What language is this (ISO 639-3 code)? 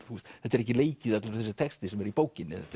isl